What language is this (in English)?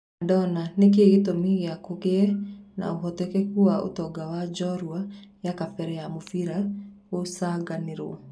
Kikuyu